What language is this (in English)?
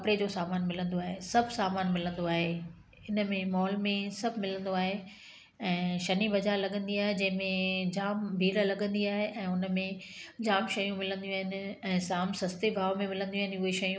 Sindhi